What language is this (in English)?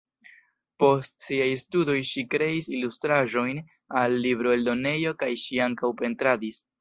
Esperanto